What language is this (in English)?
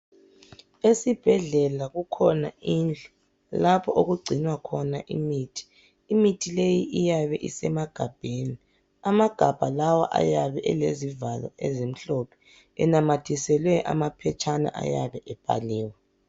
North Ndebele